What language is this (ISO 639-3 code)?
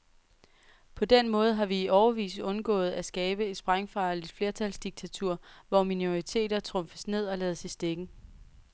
dan